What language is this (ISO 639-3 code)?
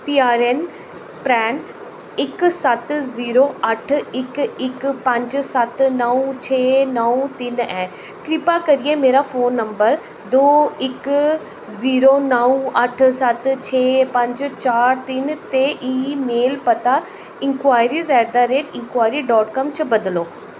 doi